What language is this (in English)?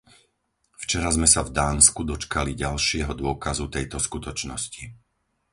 Slovak